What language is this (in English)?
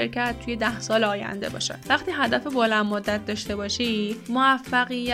Persian